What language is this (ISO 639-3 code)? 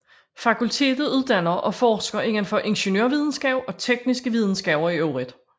dan